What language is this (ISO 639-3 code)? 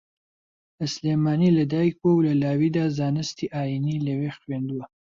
ckb